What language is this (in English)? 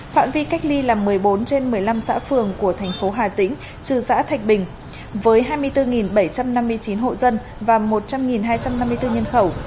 Vietnamese